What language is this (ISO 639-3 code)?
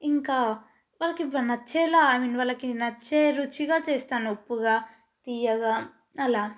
tel